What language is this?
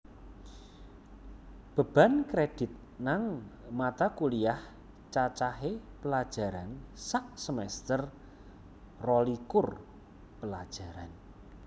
Javanese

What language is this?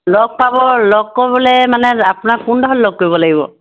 Assamese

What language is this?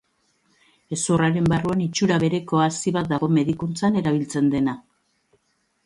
Basque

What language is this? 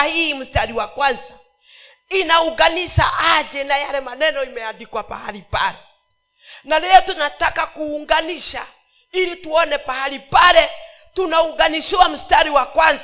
Swahili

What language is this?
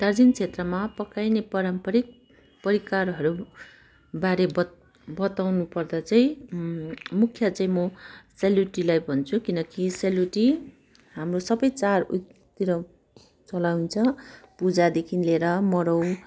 Nepali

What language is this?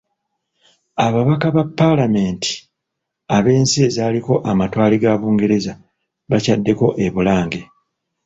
Ganda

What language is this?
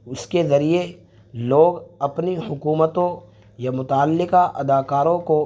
Urdu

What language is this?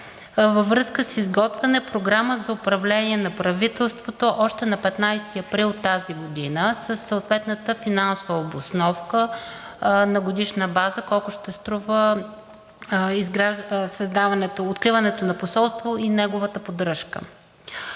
Bulgarian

